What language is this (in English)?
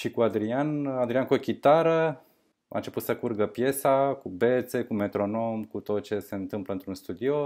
Romanian